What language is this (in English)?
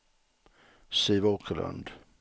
Swedish